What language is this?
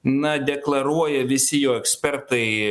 Lithuanian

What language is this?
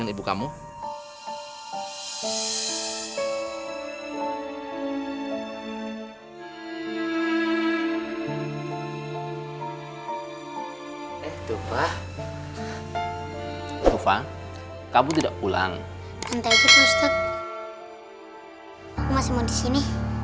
Indonesian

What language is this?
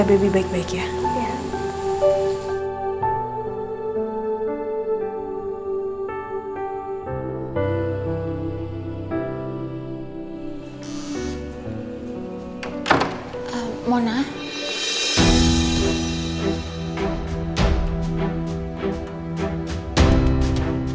Indonesian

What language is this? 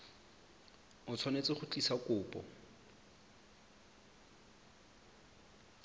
Tswana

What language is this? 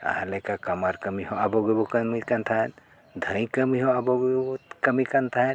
Santali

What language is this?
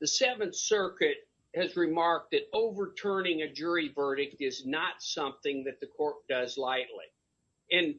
English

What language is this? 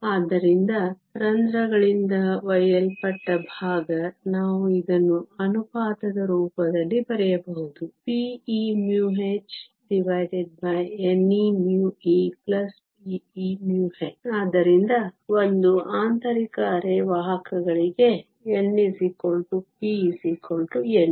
Kannada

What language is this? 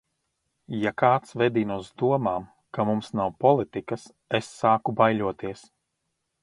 Latvian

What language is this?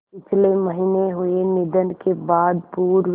Hindi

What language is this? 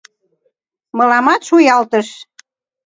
Mari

